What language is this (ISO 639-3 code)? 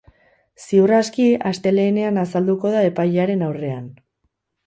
eus